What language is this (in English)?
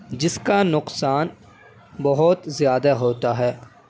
Urdu